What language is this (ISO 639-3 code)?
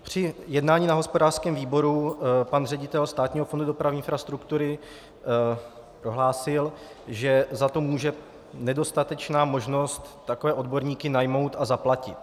ces